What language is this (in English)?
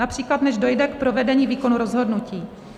Czech